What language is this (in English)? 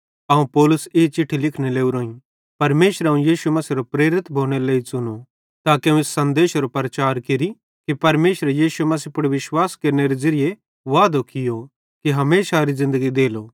Bhadrawahi